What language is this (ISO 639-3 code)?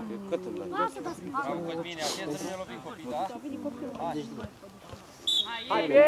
ron